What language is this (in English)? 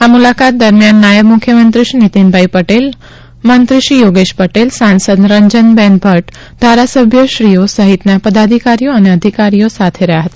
Gujarati